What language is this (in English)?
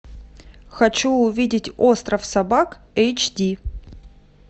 Russian